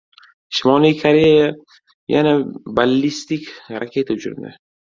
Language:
Uzbek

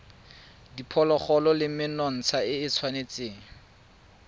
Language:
Tswana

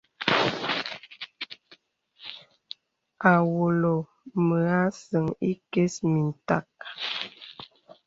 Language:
Bebele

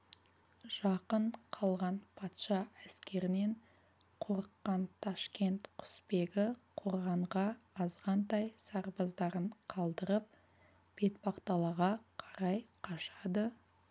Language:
Kazakh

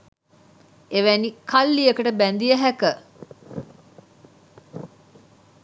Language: Sinhala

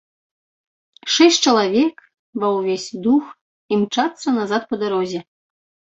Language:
Belarusian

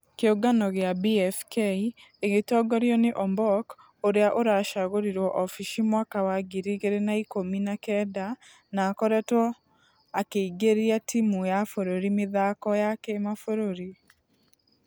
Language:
Kikuyu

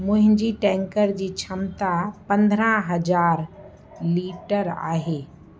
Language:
Sindhi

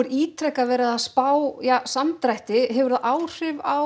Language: Icelandic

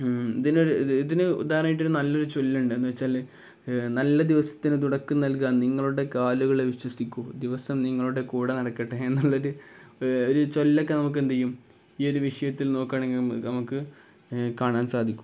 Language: Malayalam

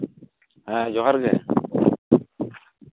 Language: Santali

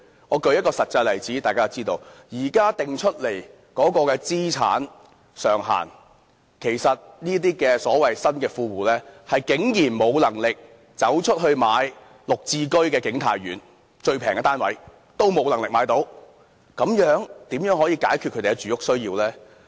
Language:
Cantonese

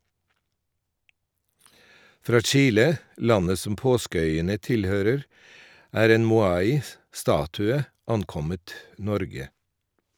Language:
Norwegian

